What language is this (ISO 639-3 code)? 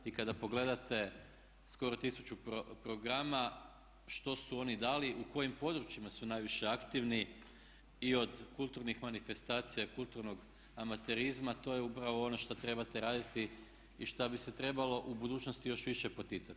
hrv